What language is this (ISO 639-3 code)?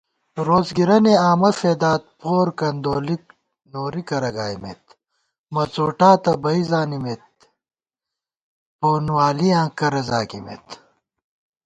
gwt